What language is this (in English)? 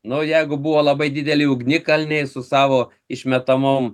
Lithuanian